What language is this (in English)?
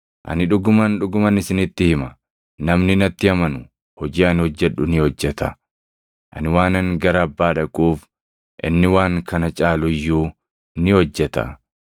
Oromo